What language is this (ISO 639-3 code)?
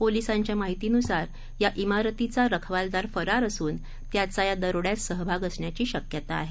mar